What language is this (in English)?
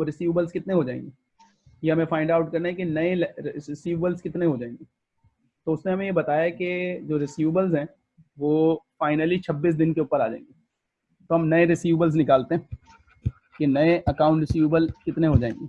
Hindi